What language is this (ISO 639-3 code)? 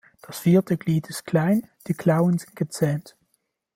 deu